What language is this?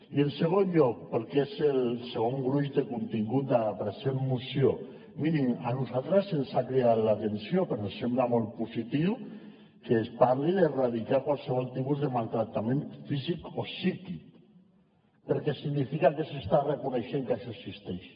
Catalan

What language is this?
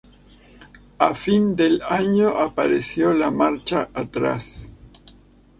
Spanish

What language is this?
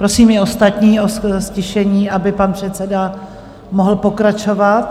Czech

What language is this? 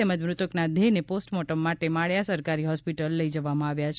Gujarati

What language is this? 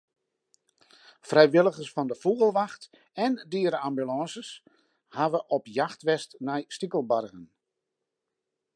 Western Frisian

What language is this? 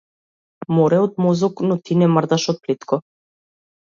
Macedonian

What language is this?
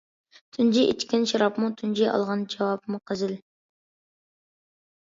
Uyghur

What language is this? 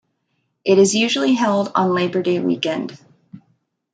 English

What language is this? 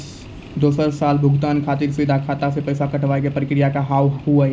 Maithili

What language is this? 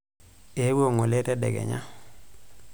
Masai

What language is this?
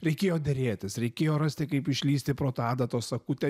Lithuanian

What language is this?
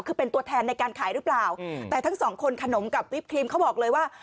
Thai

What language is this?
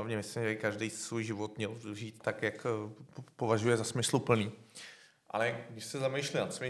Czech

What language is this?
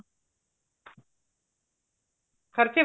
Punjabi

